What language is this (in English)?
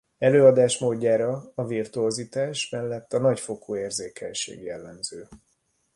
Hungarian